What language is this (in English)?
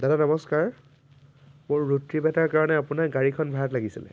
Assamese